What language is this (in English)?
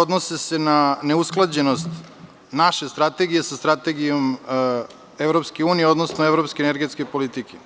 Serbian